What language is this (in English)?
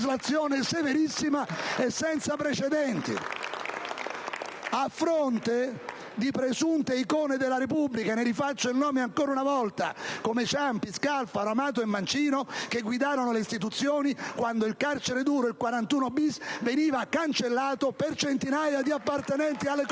Italian